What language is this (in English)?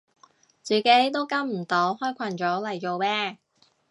Cantonese